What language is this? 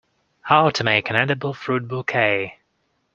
English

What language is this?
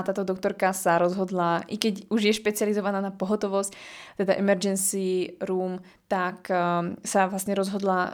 Slovak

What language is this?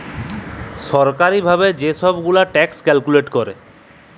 Bangla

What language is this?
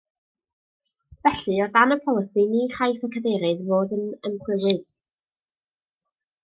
Welsh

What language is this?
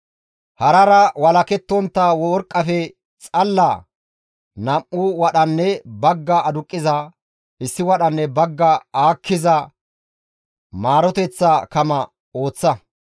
Gamo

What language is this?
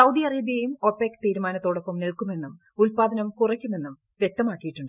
Malayalam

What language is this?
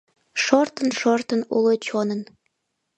Mari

